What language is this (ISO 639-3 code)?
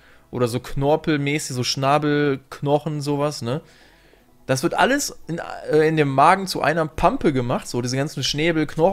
deu